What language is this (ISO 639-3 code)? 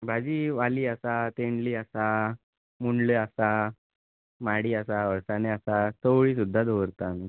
kok